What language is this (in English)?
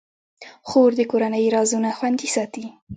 Pashto